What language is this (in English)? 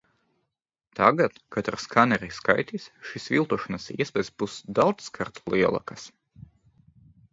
Latvian